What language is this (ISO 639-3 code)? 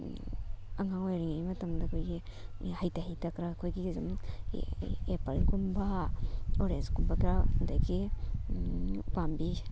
mni